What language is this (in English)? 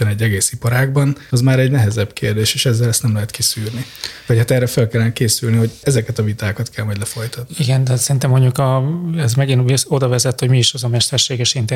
Hungarian